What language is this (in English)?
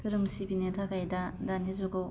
Bodo